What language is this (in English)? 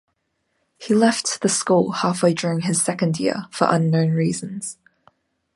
English